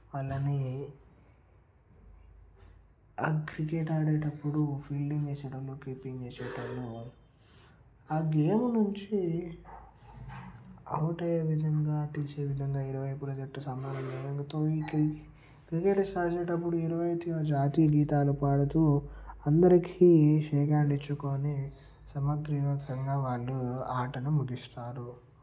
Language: Telugu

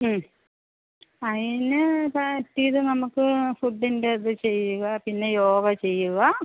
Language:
Malayalam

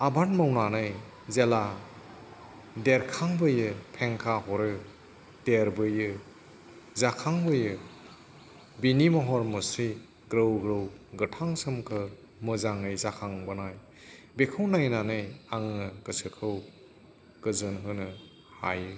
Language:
Bodo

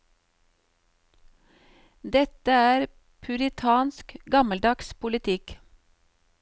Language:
Norwegian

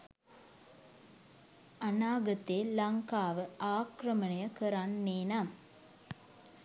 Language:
Sinhala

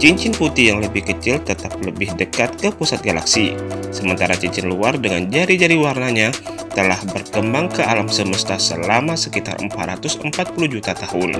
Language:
Indonesian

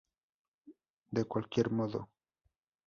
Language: Spanish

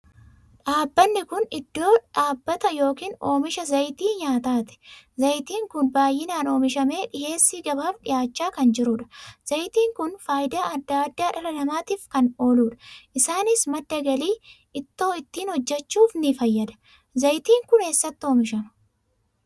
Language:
Oromo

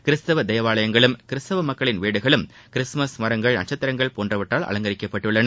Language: Tamil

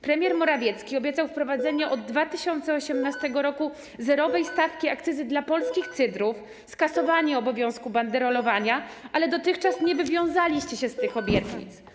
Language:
Polish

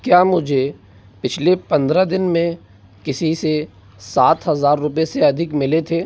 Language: Hindi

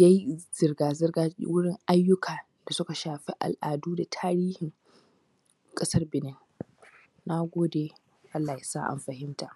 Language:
Hausa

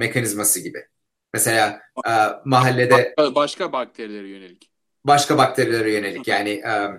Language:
Turkish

